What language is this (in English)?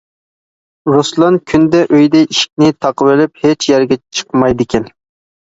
Uyghur